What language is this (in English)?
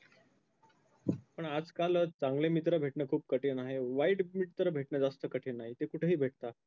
Marathi